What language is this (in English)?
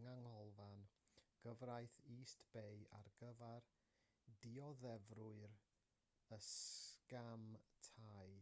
Welsh